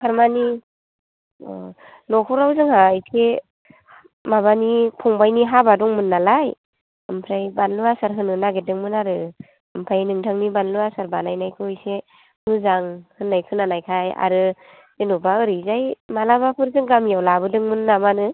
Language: Bodo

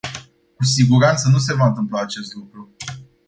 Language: Romanian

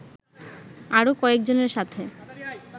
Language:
Bangla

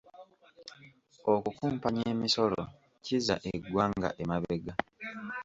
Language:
Ganda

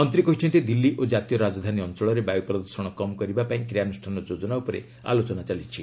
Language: Odia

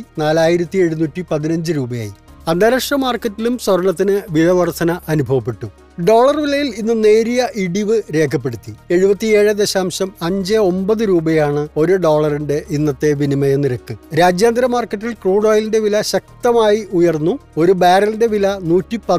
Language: Malayalam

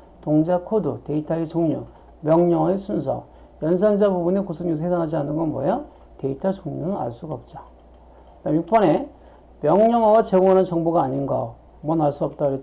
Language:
Korean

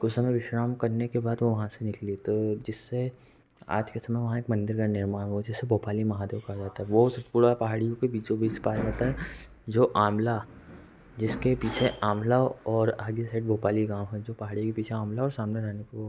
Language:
Hindi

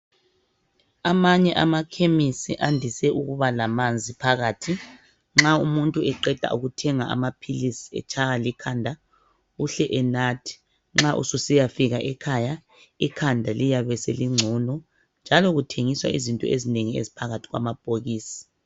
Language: North Ndebele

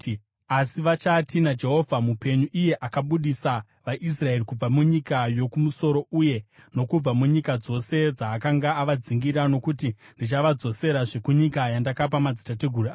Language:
Shona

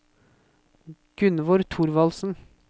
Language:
Norwegian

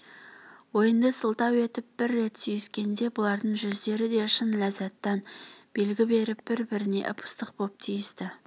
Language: Kazakh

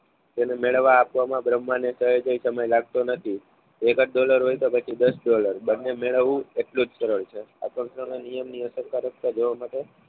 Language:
Gujarati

